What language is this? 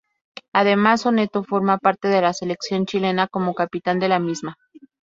Spanish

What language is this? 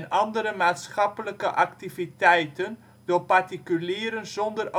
Dutch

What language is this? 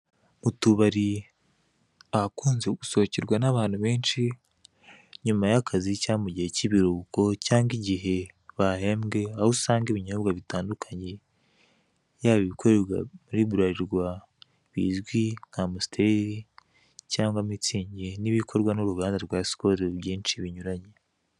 Kinyarwanda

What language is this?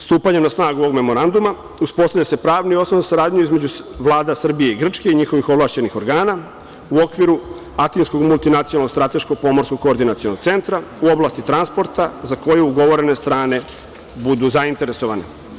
Serbian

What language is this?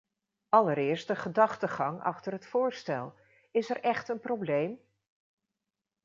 Dutch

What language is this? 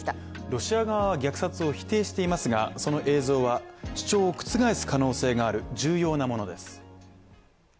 Japanese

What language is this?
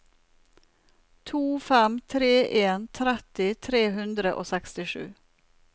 Norwegian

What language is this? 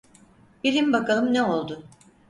Turkish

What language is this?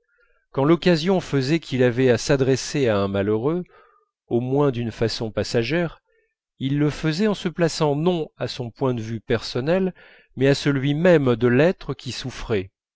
French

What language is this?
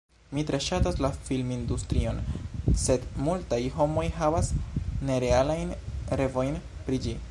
Esperanto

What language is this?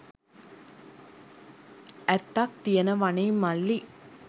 Sinhala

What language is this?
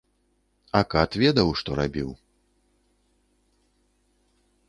Belarusian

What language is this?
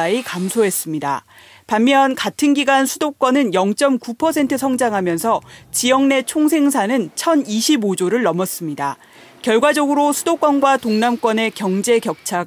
Korean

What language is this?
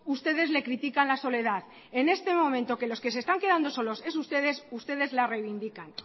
Spanish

